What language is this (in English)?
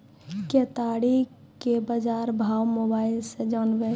Maithili